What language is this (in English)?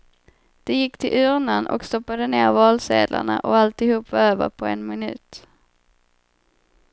Swedish